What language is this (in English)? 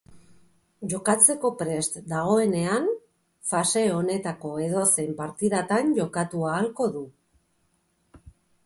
Basque